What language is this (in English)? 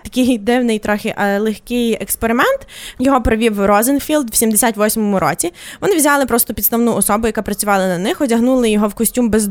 Ukrainian